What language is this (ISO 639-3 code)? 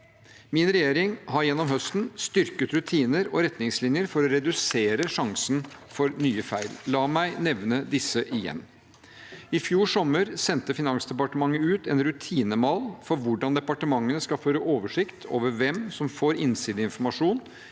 nor